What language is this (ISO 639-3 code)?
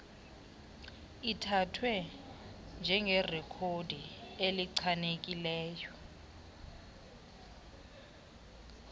xho